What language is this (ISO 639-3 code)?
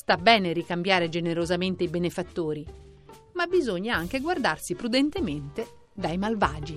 ita